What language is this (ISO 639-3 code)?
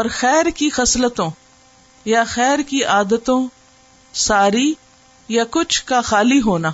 urd